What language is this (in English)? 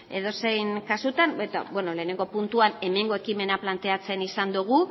Basque